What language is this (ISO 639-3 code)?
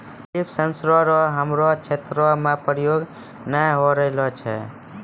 mai